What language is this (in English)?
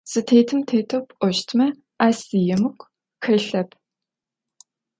Adyghe